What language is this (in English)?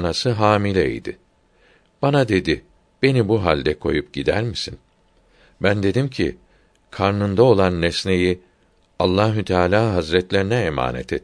Turkish